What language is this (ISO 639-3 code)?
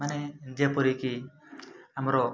ori